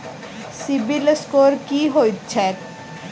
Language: Maithili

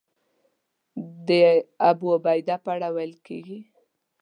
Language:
Pashto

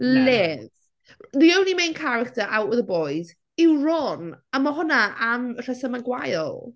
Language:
Welsh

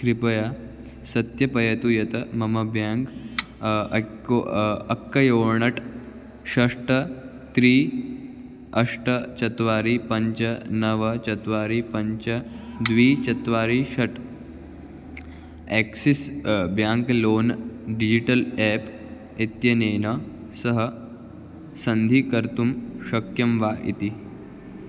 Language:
Sanskrit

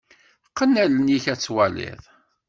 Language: Kabyle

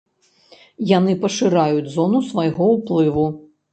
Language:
Belarusian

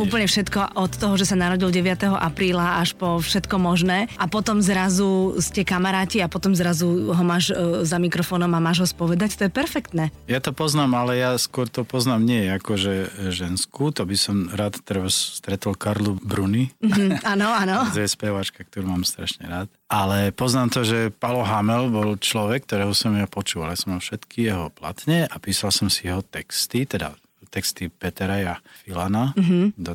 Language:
Slovak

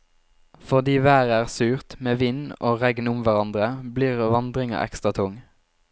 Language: Norwegian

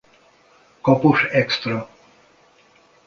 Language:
Hungarian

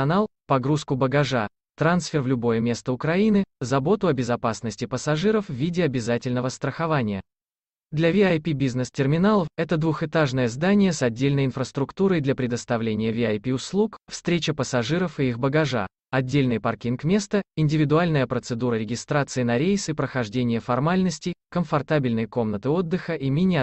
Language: Russian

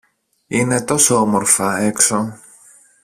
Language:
Greek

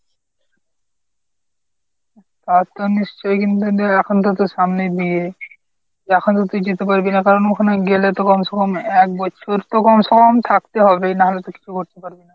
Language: Bangla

